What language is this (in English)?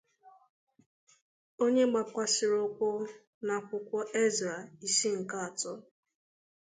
Igbo